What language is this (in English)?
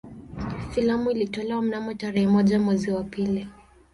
Swahili